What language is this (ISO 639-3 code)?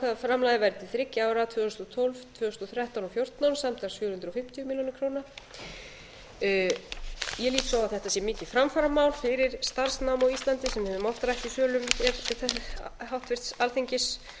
isl